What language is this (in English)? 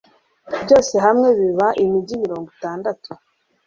Kinyarwanda